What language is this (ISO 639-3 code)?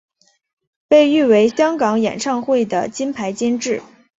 zho